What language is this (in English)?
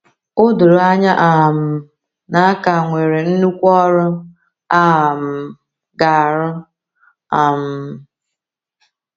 Igbo